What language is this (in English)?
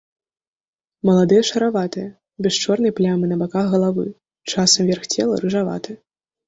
Belarusian